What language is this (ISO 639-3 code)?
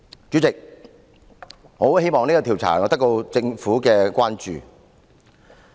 yue